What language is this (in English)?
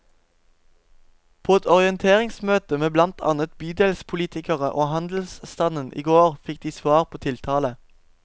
Norwegian